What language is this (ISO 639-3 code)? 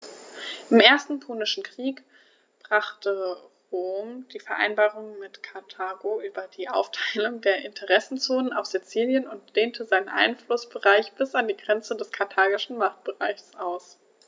deu